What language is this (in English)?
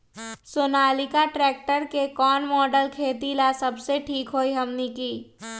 Magahi